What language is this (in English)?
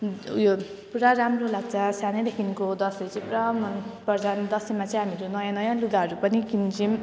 Nepali